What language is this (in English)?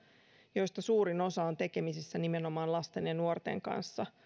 Finnish